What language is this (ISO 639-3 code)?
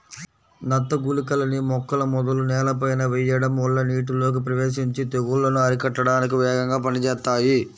tel